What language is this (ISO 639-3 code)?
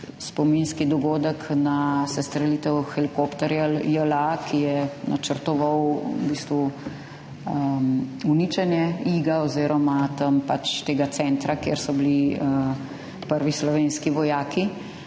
slv